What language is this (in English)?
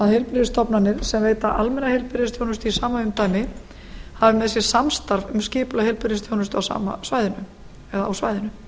Icelandic